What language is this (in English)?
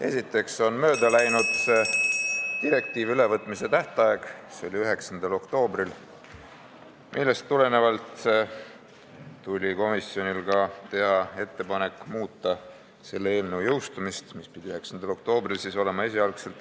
Estonian